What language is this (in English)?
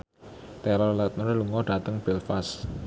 Javanese